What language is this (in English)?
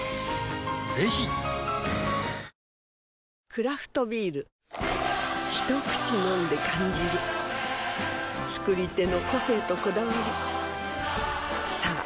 Japanese